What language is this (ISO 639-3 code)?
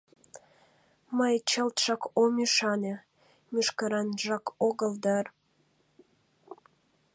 chm